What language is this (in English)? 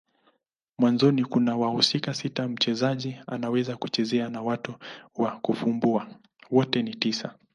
Swahili